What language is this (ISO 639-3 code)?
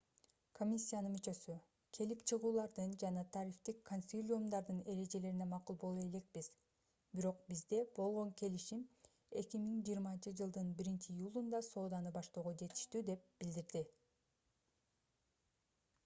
kir